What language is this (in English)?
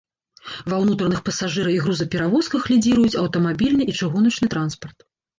Belarusian